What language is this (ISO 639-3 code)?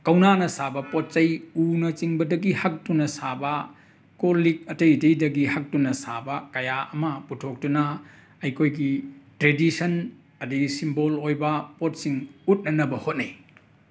mni